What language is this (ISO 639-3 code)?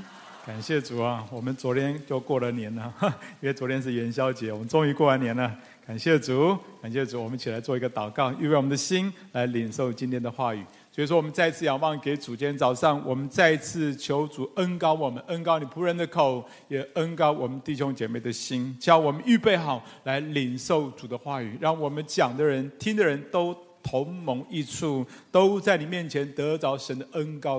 zho